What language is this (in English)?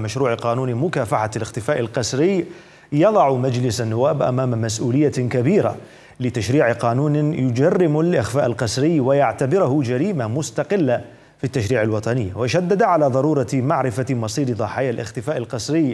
Arabic